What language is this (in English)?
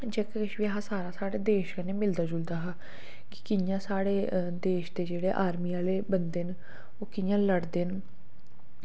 Dogri